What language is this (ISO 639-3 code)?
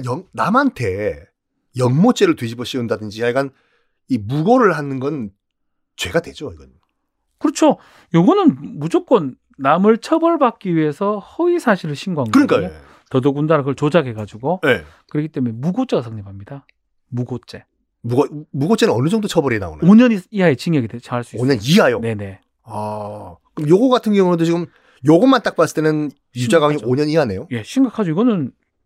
kor